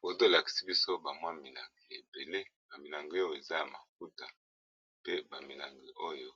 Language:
Lingala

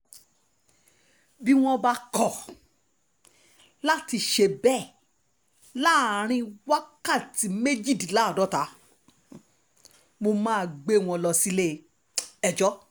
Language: Yoruba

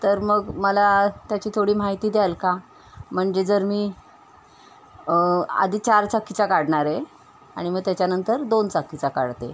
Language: Marathi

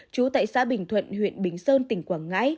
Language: Vietnamese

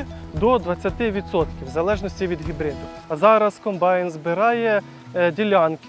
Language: Ukrainian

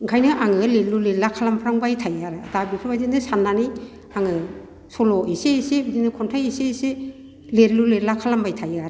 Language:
Bodo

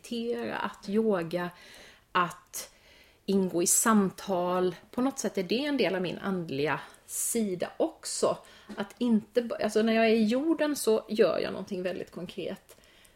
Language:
Swedish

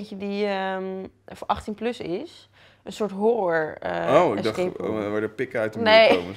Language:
Dutch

